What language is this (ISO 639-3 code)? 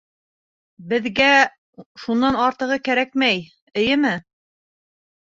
bak